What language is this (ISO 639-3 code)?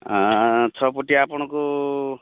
ori